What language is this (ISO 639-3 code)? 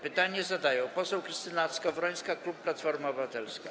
pol